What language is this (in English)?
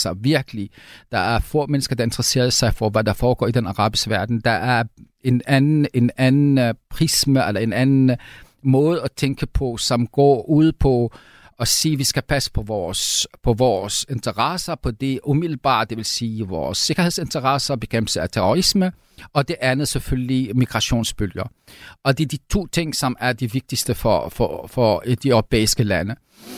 Danish